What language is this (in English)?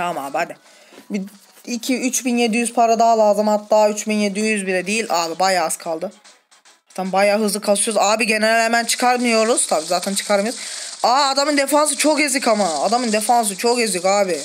Turkish